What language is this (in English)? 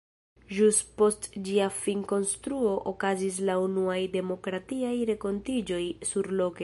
Esperanto